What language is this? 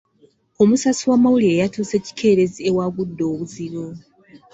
Ganda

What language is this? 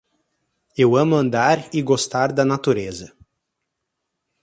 Portuguese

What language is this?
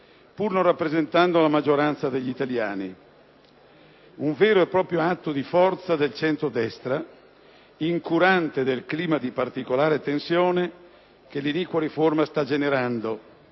Italian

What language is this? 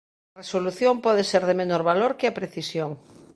Galician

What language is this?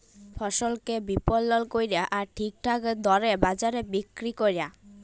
Bangla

